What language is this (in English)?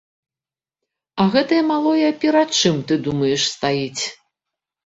Belarusian